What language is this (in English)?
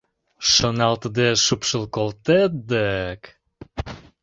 Mari